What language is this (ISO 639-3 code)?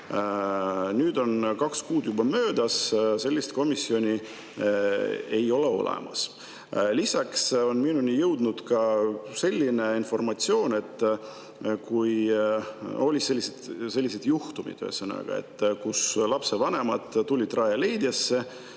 est